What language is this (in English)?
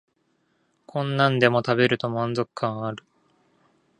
Japanese